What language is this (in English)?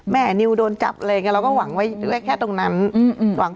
Thai